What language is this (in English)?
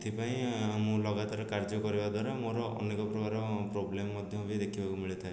Odia